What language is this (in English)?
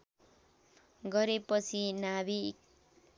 Nepali